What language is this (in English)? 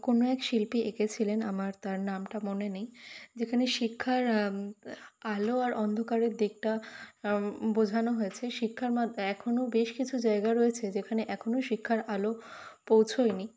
Bangla